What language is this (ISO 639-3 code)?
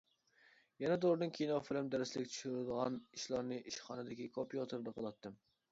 uig